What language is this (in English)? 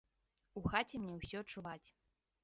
Belarusian